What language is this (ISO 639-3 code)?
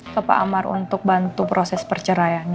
ind